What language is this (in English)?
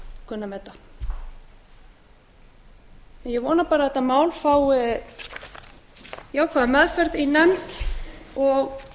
Icelandic